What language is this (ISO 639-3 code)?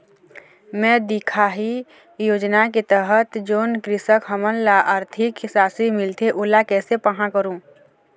hne